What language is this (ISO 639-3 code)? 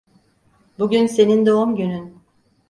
tur